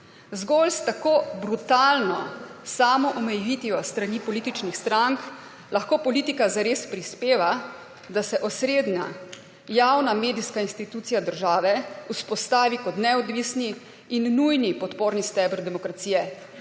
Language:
Slovenian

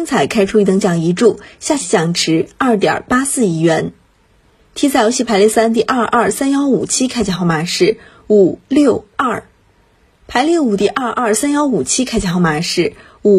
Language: Chinese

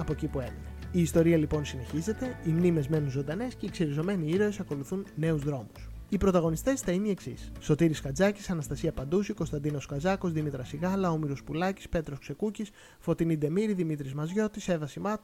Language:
Greek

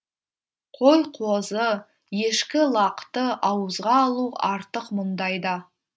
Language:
Kazakh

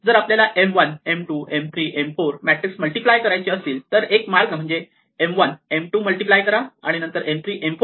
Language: Marathi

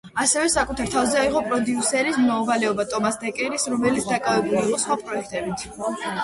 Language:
Georgian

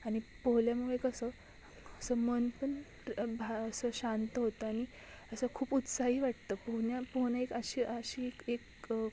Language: Marathi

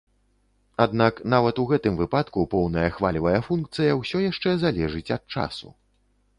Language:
Belarusian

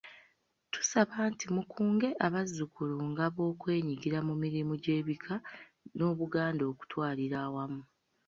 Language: Ganda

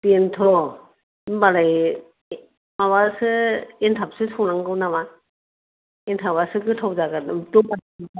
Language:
Bodo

